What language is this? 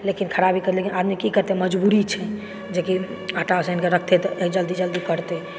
Maithili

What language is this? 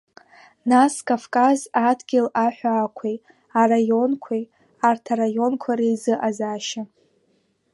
Abkhazian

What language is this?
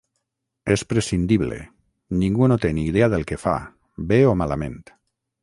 Catalan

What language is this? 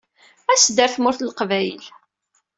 Kabyle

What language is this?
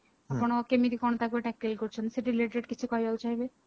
Odia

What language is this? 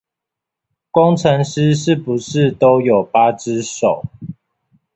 Chinese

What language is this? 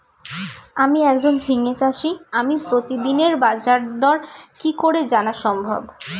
Bangla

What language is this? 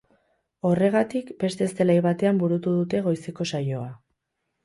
Basque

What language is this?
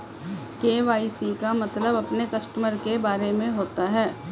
Hindi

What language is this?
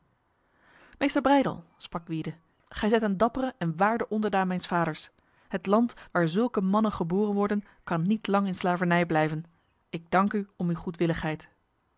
Dutch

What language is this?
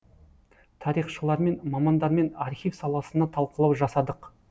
Kazakh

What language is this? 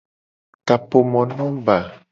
Gen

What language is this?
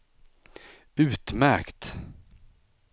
Swedish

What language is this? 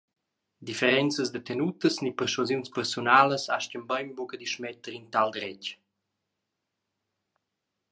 Romansh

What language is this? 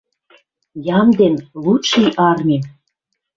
Western Mari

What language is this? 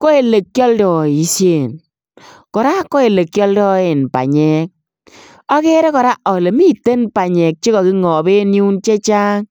Kalenjin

